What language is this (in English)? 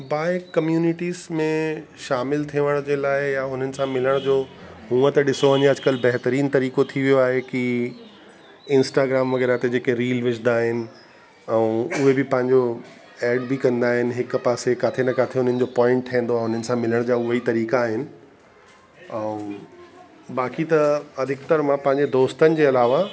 Sindhi